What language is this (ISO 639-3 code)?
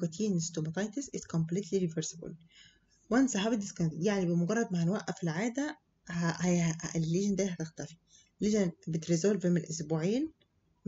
ara